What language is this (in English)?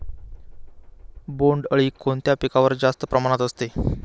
Marathi